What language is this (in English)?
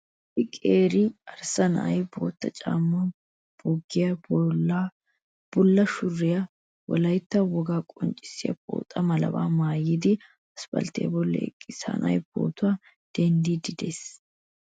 Wolaytta